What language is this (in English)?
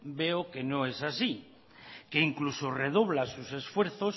Spanish